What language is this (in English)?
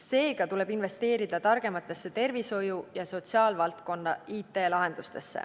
Estonian